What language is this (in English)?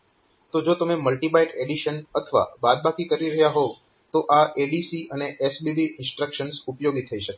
Gujarati